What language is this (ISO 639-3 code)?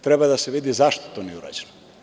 srp